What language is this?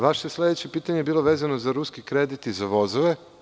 Serbian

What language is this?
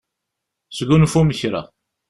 Kabyle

